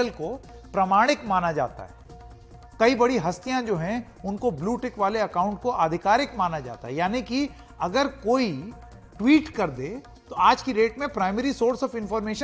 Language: Hindi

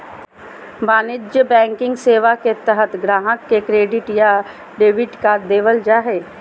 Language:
Magahi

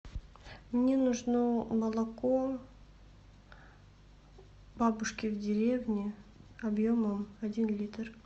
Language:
Russian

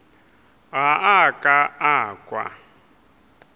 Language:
Northern Sotho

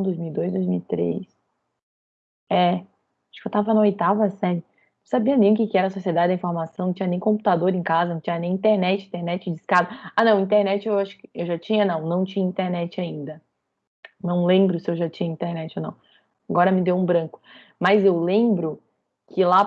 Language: Portuguese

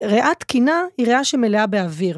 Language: Hebrew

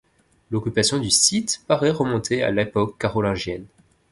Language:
French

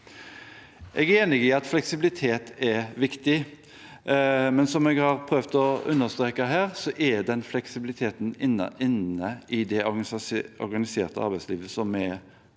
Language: Norwegian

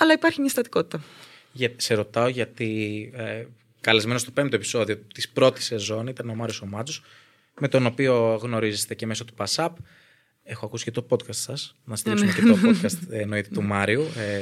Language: Greek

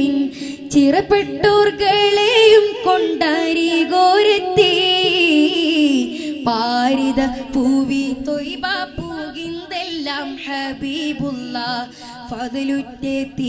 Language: Malayalam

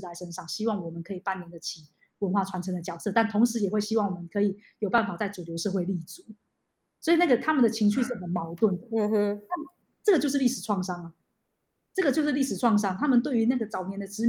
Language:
Chinese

